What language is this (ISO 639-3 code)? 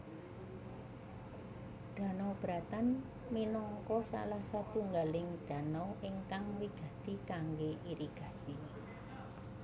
jav